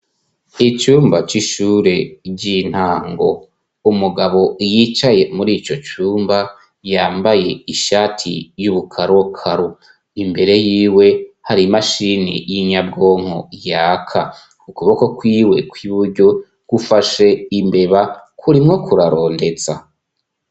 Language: Rundi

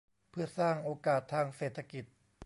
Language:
Thai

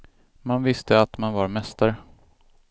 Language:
Swedish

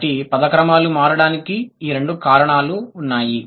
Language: Telugu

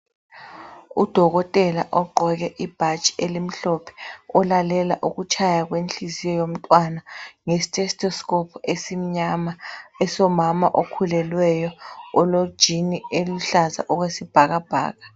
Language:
North Ndebele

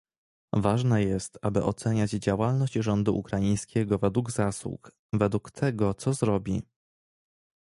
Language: Polish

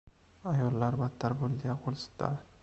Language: Uzbek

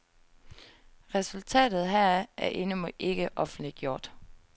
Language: Danish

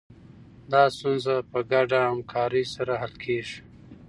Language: Pashto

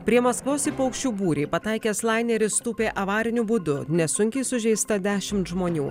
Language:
Lithuanian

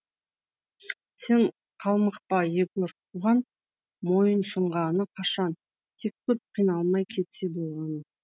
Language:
Kazakh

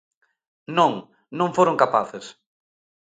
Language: Galician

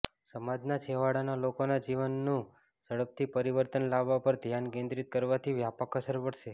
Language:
Gujarati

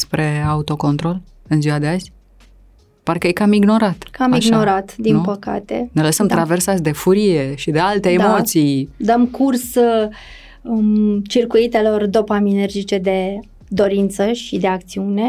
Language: Romanian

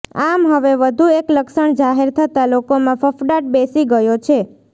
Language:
Gujarati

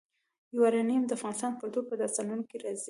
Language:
Pashto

